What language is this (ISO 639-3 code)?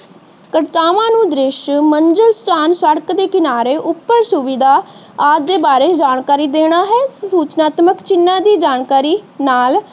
pan